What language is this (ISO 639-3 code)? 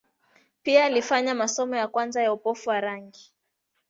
swa